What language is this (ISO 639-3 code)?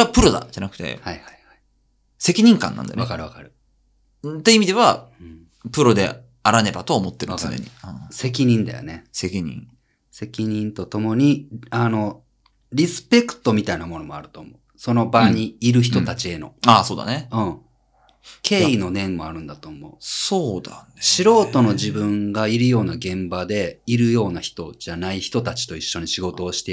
jpn